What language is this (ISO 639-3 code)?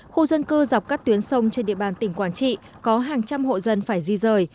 vie